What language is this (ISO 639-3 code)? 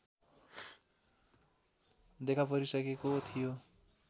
nep